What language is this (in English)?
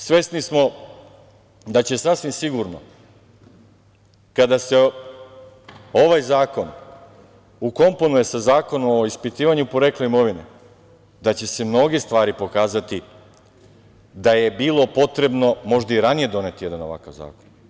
Serbian